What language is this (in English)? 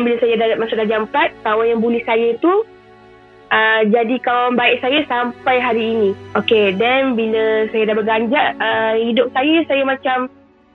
Malay